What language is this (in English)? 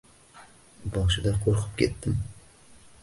Uzbek